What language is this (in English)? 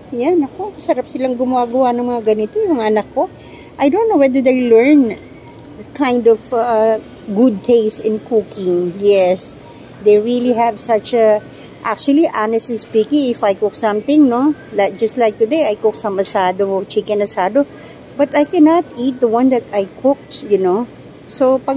Filipino